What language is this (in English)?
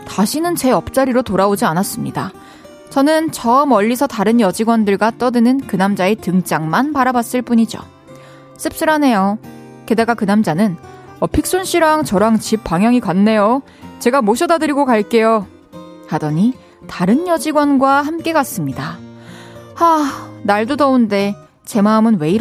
Korean